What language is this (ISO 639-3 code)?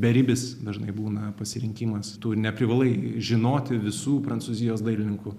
lit